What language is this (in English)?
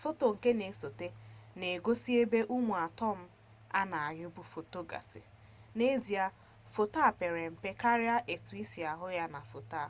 Igbo